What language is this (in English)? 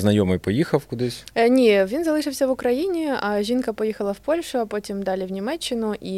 Ukrainian